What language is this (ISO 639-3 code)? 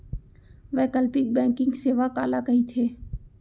hne